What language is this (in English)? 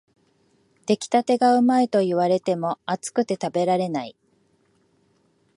Japanese